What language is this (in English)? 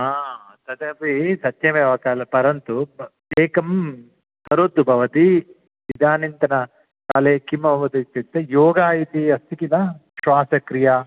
Sanskrit